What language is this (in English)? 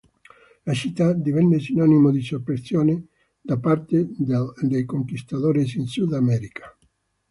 Italian